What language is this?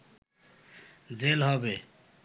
Bangla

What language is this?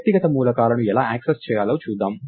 Telugu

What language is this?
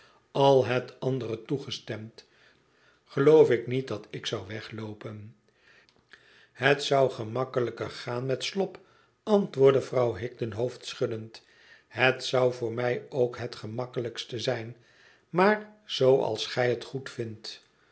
Dutch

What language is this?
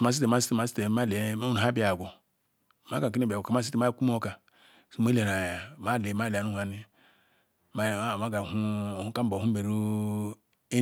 Ikwere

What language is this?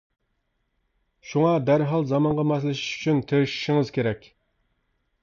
Uyghur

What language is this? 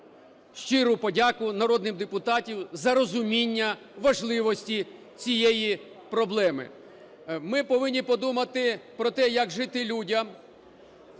Ukrainian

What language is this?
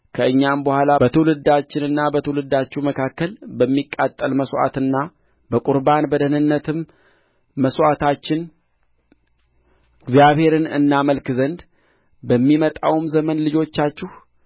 Amharic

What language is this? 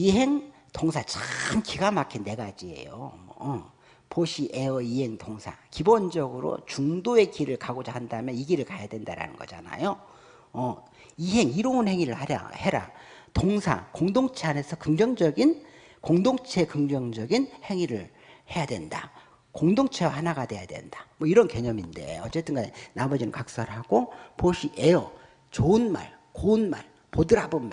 Korean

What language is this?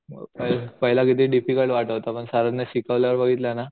Marathi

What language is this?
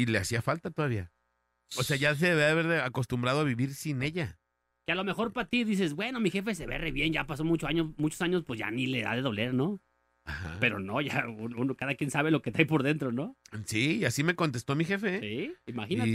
Spanish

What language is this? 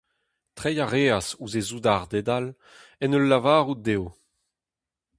Breton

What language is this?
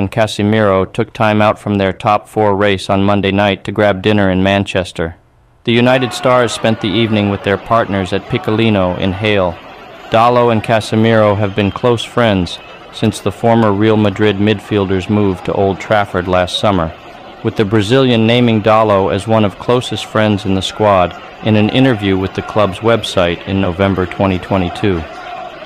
English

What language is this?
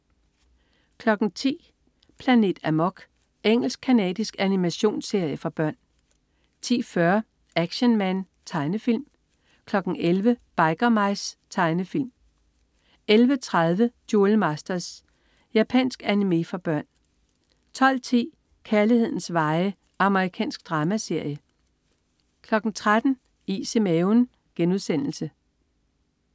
Danish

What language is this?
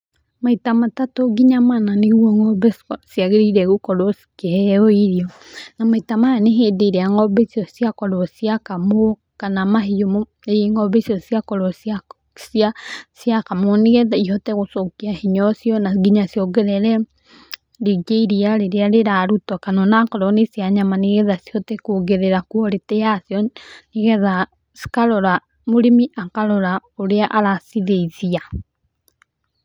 Kikuyu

